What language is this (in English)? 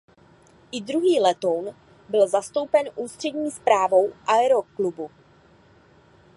Czech